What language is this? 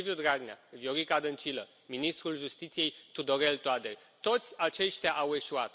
Romanian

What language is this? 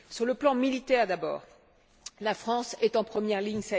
French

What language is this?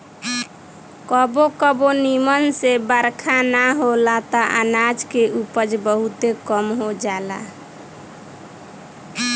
Bhojpuri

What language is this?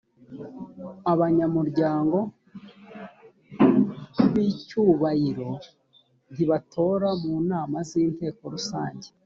Kinyarwanda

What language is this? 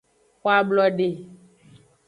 Aja (Benin)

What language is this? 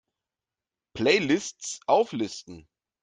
German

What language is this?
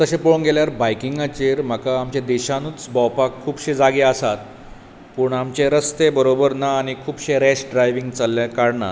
Konkani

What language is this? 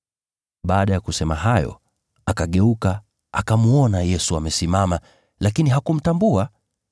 Swahili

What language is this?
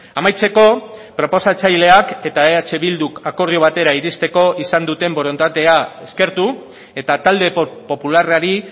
Basque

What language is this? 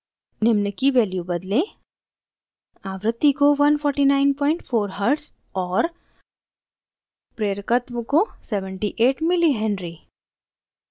Hindi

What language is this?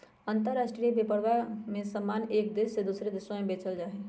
Magahi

